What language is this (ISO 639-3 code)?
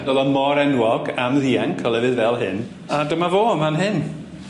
cym